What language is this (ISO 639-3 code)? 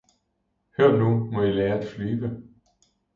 dan